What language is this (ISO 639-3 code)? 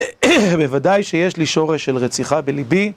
heb